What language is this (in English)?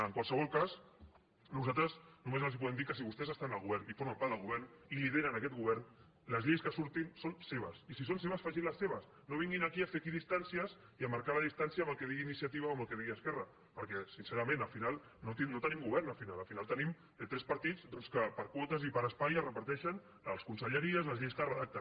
Catalan